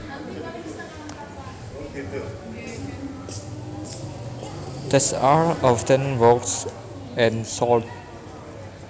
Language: Javanese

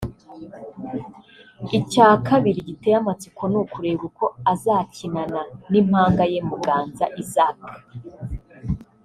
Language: Kinyarwanda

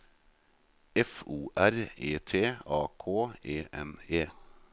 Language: Norwegian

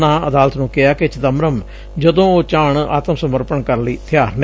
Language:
Punjabi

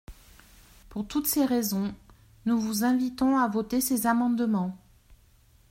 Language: French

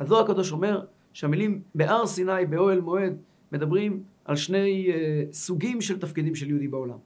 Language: Hebrew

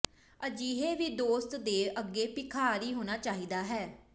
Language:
Punjabi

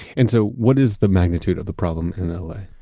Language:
English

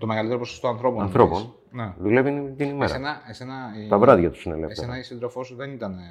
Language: Greek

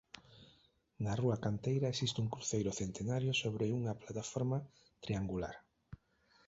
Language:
Galician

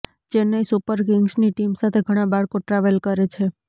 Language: Gujarati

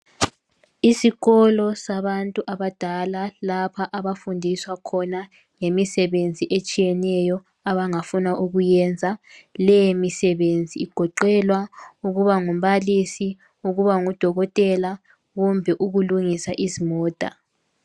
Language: North Ndebele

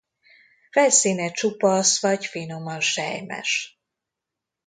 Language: Hungarian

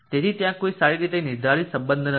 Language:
Gujarati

